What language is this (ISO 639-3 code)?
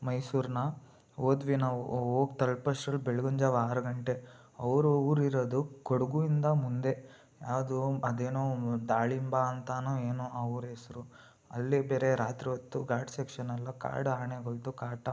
kan